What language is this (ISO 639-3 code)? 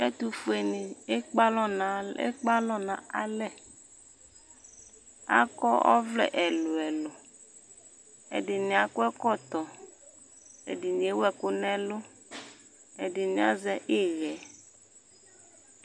kpo